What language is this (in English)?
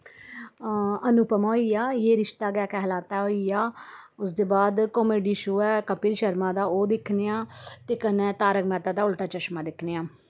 Dogri